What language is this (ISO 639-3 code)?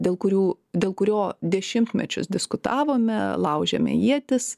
lit